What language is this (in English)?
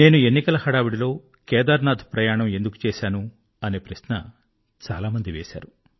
Telugu